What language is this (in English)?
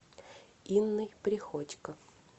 Russian